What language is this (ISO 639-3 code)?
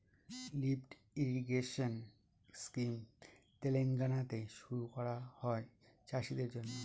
ben